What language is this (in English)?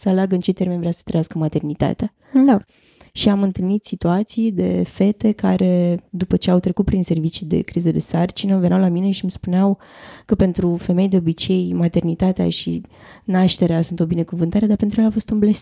Romanian